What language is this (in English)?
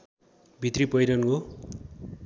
Nepali